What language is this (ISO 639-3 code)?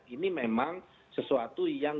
ind